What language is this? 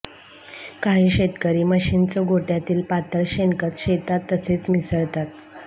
Marathi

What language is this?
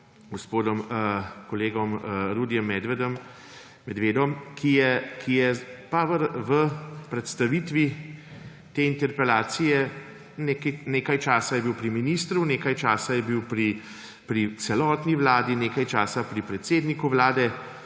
Slovenian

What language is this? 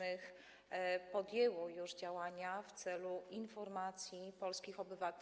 Polish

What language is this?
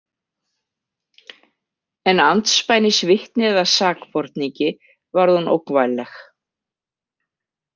Icelandic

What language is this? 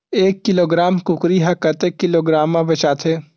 Chhattisgarhi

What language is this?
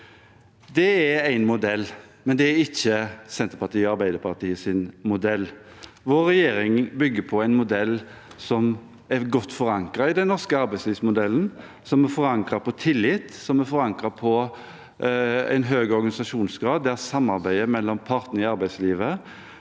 Norwegian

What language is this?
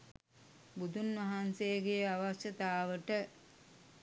Sinhala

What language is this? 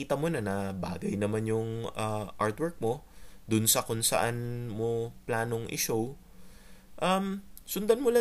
Filipino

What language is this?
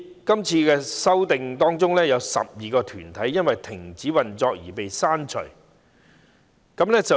Cantonese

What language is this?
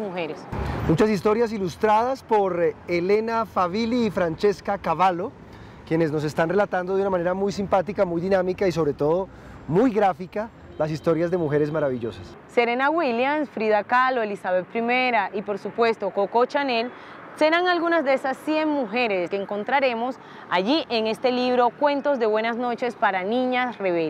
Spanish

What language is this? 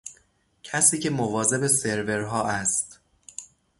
Persian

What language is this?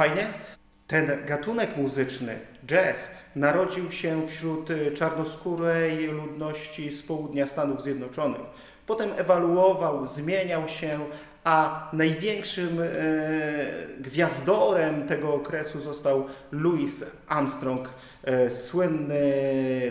Polish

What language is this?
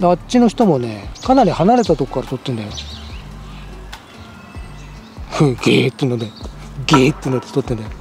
Japanese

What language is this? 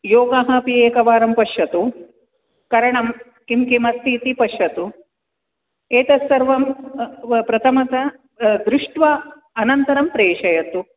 Sanskrit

